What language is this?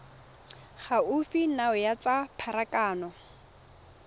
Tswana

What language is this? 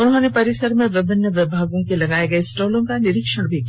Hindi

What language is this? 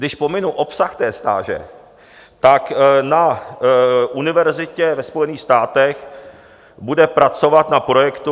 Czech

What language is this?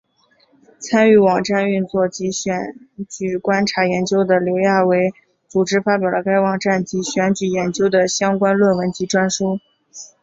Chinese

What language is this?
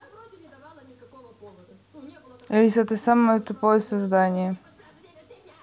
Russian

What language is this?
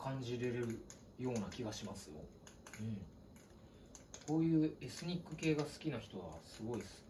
Japanese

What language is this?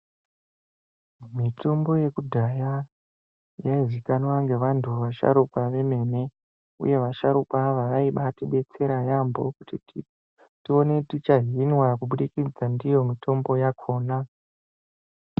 Ndau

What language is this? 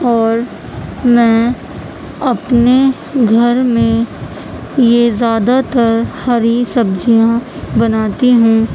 Urdu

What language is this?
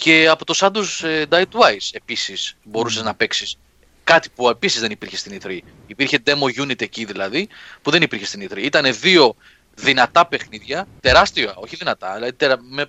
Greek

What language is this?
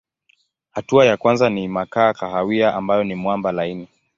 Swahili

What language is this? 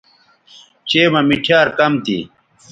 Bateri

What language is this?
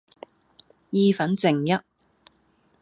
Cantonese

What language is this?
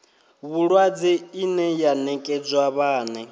Venda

